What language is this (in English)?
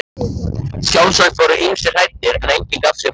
Icelandic